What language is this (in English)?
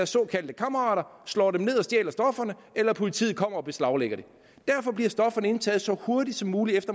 Danish